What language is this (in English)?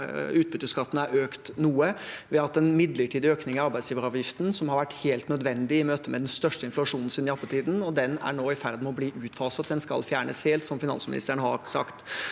Norwegian